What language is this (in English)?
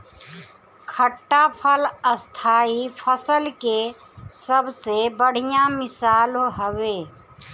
Bhojpuri